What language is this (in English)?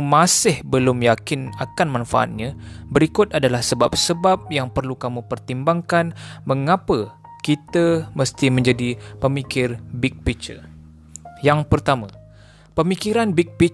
Malay